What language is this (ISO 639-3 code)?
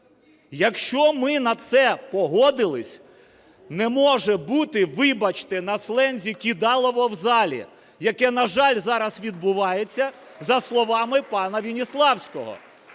ukr